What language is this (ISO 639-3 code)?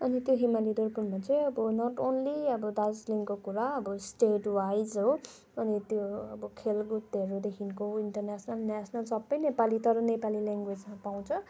nep